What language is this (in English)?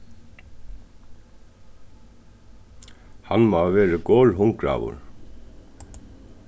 Faroese